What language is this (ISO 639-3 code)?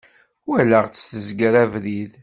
kab